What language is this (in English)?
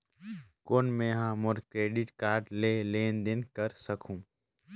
Chhattisgarhi